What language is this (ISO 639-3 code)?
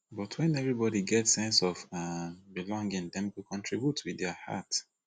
pcm